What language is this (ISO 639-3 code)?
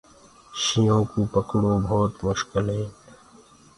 ggg